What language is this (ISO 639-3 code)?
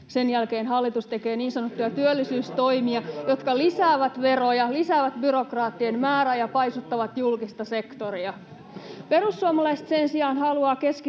fin